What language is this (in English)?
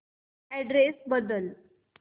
Marathi